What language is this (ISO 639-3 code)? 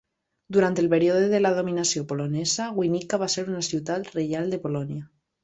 cat